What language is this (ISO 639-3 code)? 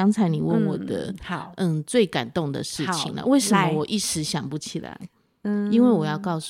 zho